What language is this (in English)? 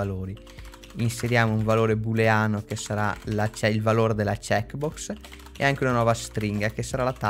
Italian